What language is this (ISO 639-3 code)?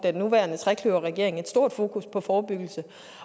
dan